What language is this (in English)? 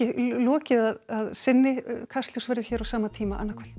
Icelandic